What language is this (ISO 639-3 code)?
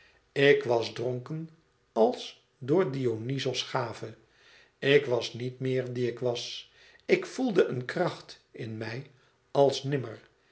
nld